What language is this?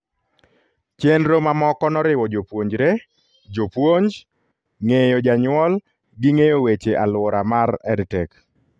Luo (Kenya and Tanzania)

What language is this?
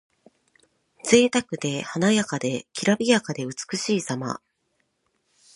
Japanese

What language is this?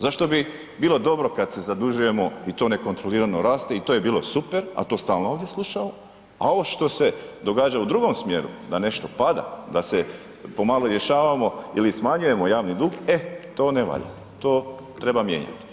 Croatian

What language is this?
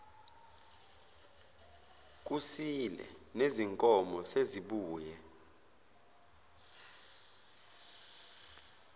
Zulu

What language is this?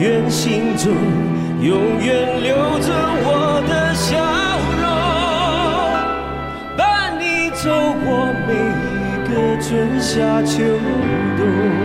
Chinese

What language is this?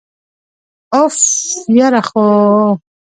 Pashto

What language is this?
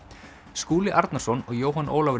Icelandic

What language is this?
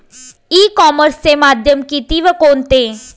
Marathi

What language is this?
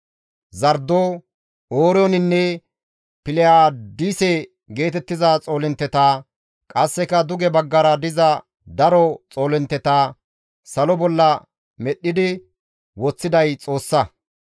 Gamo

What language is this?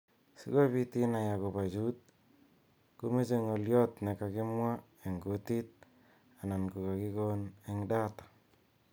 Kalenjin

